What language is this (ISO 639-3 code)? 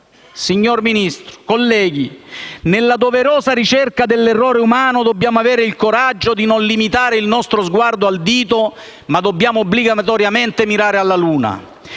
ita